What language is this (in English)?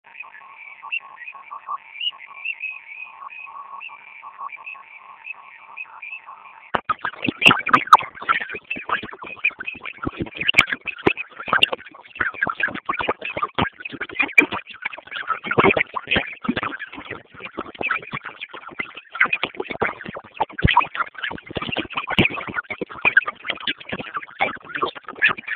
Swahili